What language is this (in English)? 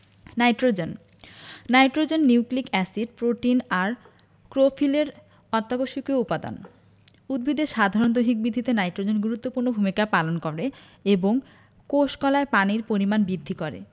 Bangla